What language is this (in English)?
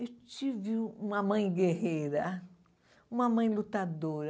Portuguese